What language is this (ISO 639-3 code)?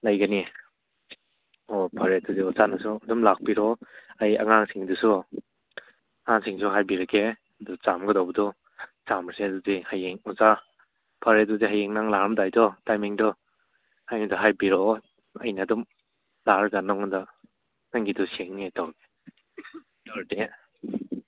mni